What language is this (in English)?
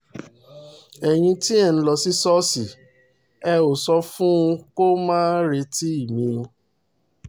Yoruba